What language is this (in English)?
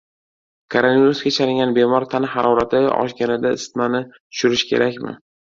Uzbek